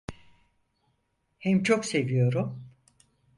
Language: Turkish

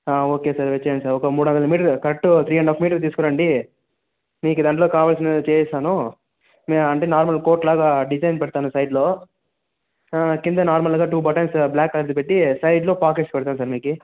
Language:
Telugu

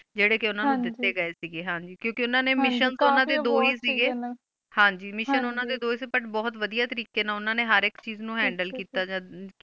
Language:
Punjabi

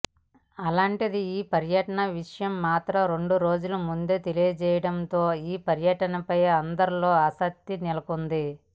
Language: Telugu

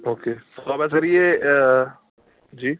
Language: Urdu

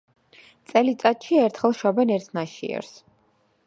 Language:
Georgian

